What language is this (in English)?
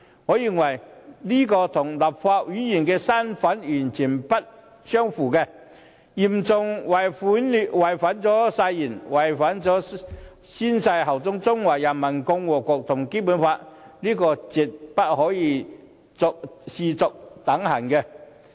Cantonese